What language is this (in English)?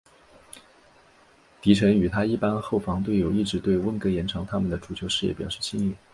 Chinese